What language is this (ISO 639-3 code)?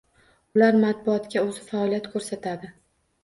uzb